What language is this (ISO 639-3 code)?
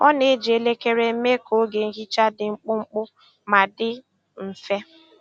ibo